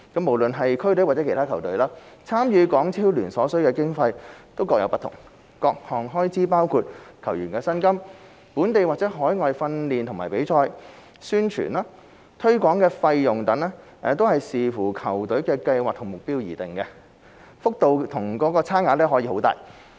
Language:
Cantonese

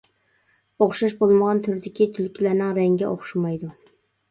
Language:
Uyghur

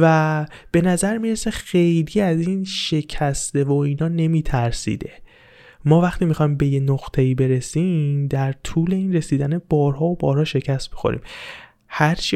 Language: Persian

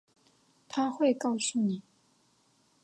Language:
Chinese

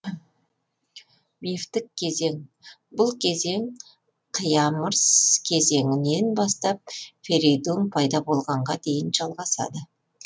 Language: Kazakh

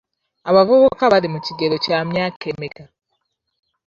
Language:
Ganda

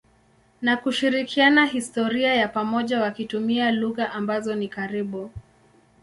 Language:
Swahili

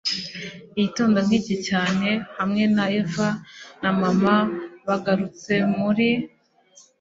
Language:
Kinyarwanda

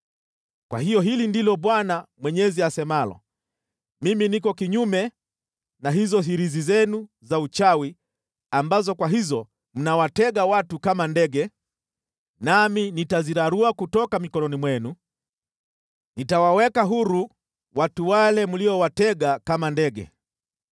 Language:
Swahili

